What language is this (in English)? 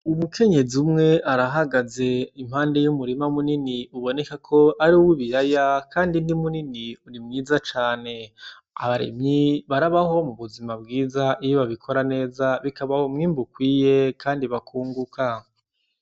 Rundi